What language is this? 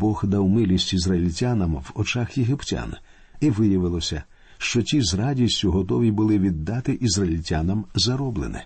Ukrainian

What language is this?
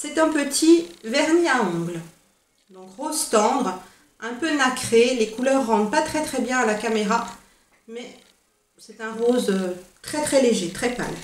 French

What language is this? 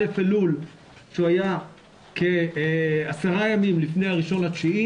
Hebrew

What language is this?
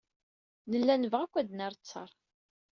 Kabyle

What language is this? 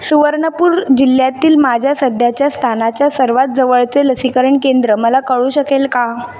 Marathi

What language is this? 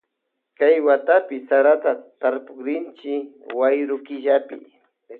Loja Highland Quichua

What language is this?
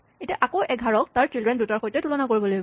Assamese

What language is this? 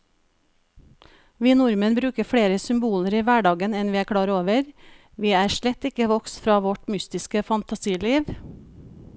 Norwegian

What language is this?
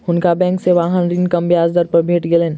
Maithili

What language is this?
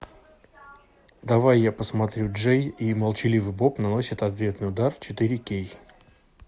Russian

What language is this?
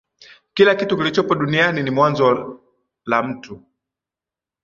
Swahili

